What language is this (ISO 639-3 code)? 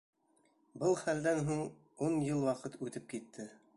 bak